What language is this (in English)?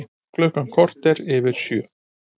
Icelandic